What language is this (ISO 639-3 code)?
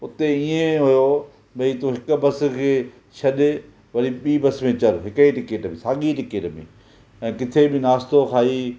snd